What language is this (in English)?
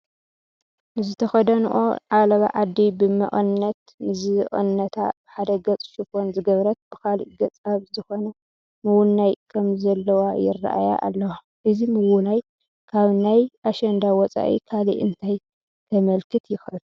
Tigrinya